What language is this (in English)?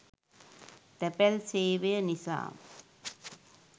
Sinhala